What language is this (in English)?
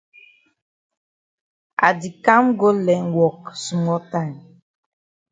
Cameroon Pidgin